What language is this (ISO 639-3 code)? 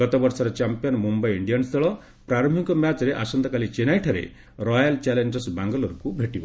ori